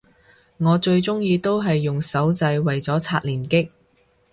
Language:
Cantonese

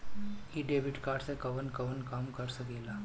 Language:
Bhojpuri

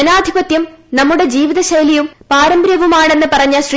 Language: Malayalam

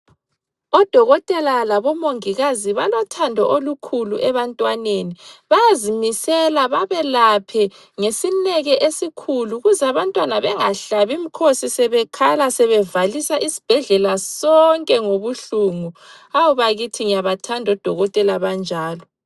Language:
North Ndebele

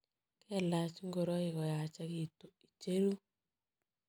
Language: Kalenjin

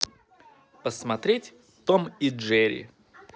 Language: Russian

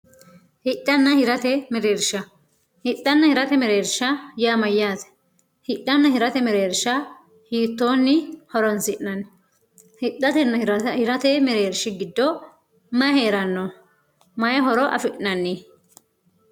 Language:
Sidamo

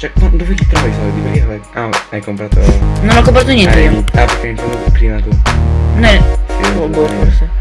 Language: Italian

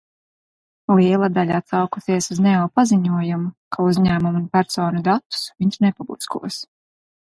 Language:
Latvian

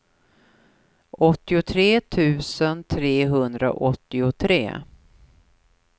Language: Swedish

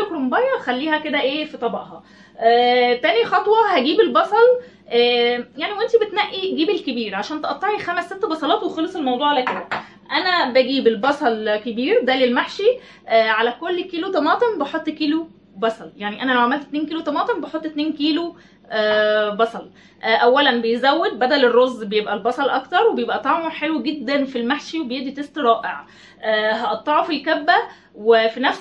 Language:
Arabic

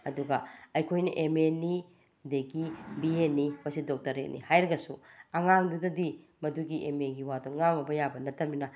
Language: Manipuri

